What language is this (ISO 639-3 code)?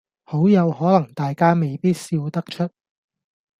yue